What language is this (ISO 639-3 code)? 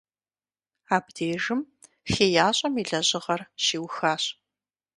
kbd